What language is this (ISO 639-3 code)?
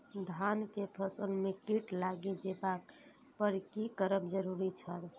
mai